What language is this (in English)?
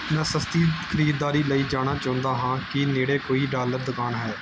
Punjabi